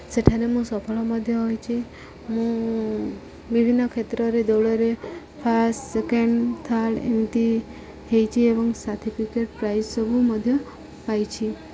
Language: Odia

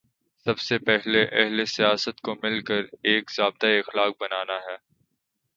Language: Urdu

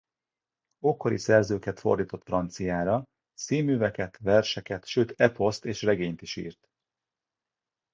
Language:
Hungarian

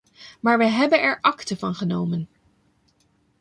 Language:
Dutch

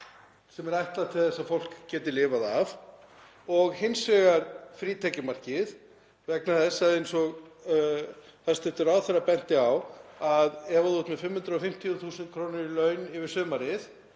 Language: Icelandic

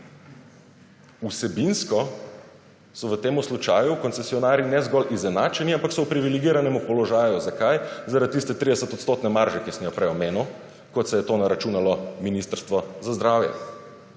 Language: Slovenian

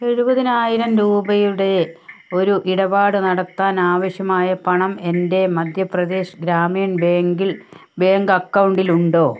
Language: Malayalam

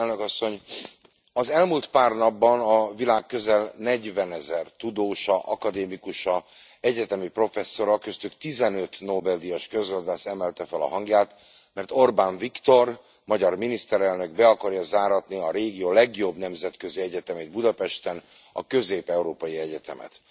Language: Hungarian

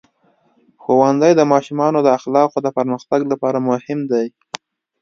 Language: Pashto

